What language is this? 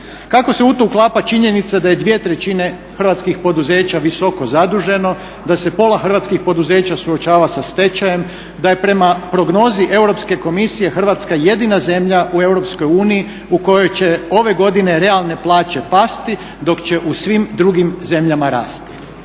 Croatian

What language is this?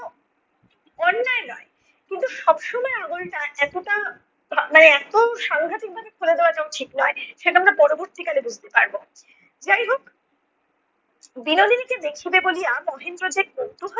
Bangla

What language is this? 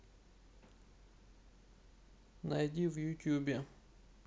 Russian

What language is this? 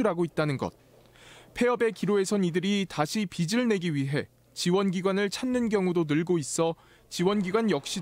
Korean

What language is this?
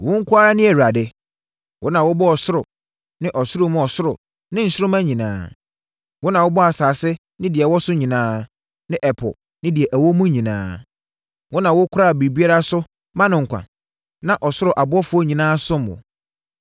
Akan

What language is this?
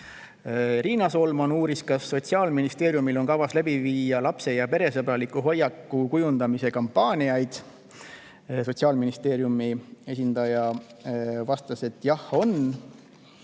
Estonian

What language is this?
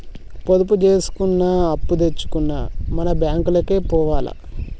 Telugu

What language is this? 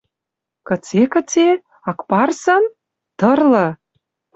Western Mari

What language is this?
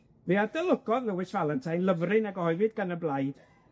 Welsh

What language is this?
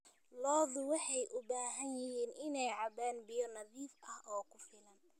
Somali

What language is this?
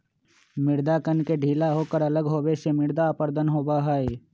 Magahi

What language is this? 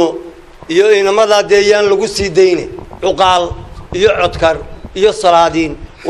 Arabic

